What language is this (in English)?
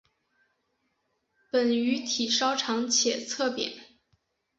Chinese